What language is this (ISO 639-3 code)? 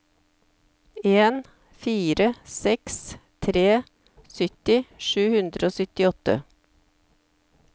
nor